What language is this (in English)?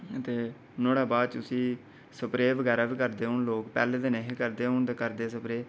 Dogri